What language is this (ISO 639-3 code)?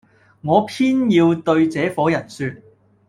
yue